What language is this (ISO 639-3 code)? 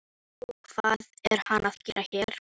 isl